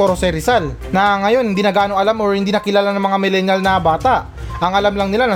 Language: Filipino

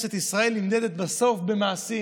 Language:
Hebrew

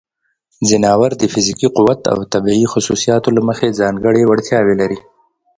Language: Pashto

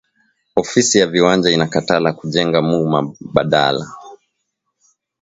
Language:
Swahili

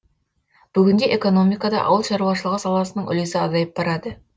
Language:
Kazakh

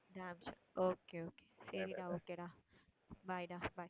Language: Tamil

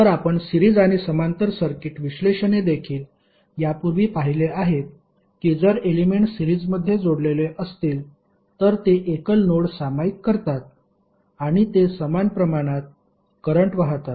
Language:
Marathi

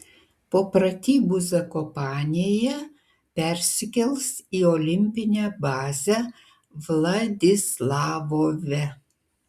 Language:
Lithuanian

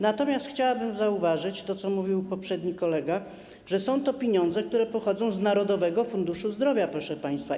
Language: Polish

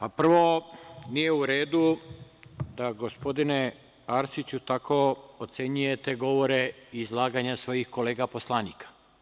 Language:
Serbian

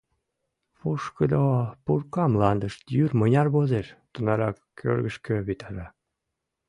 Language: Mari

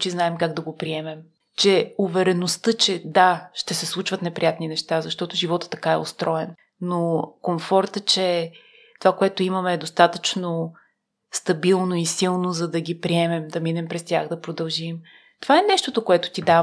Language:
Bulgarian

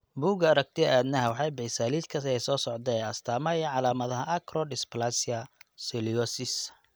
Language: Somali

